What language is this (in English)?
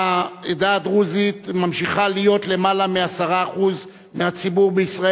Hebrew